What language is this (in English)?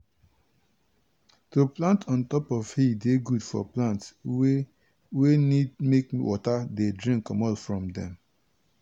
Nigerian Pidgin